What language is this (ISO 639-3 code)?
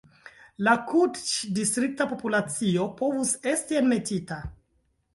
epo